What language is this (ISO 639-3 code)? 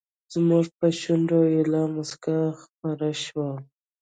pus